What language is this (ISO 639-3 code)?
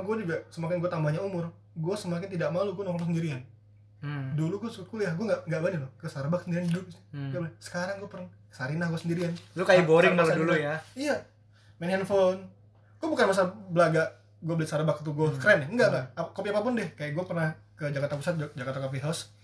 ind